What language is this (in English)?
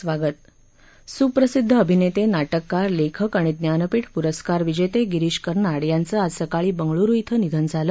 Marathi